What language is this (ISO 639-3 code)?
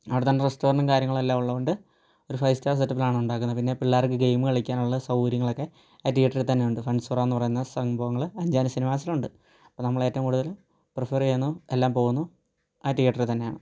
mal